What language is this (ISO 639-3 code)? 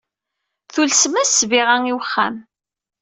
kab